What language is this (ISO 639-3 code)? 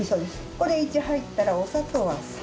jpn